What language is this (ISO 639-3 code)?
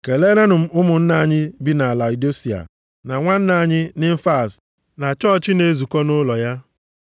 ibo